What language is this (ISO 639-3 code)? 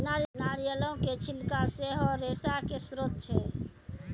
mai